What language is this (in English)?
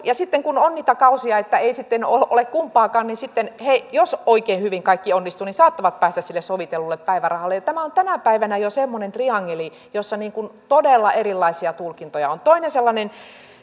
Finnish